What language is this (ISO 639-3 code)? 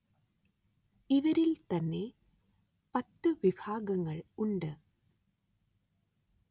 mal